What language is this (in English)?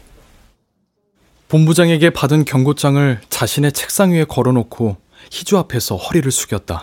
Korean